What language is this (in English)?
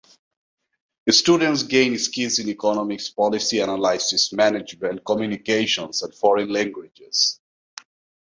English